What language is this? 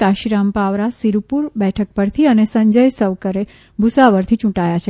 Gujarati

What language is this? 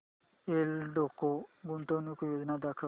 Marathi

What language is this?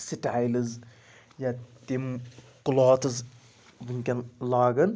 Kashmiri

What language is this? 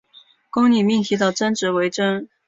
Chinese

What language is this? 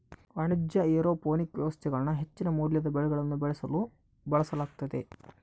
Kannada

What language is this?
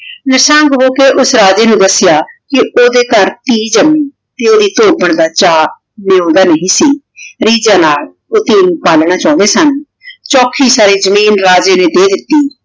Punjabi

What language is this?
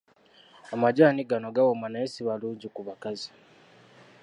Ganda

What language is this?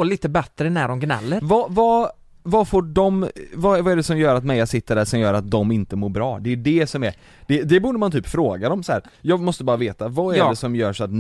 Swedish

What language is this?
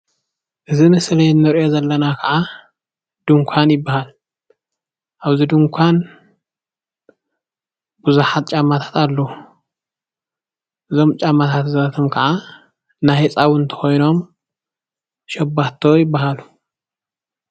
Tigrinya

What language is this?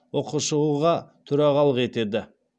Kazakh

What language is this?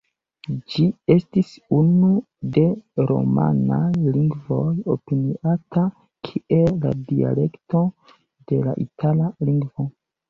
Esperanto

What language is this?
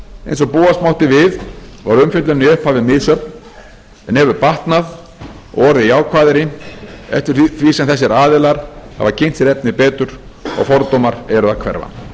Icelandic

